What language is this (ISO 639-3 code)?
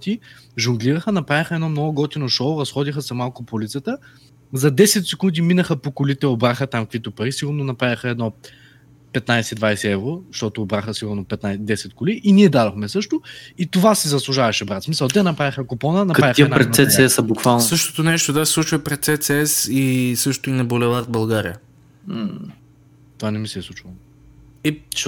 bul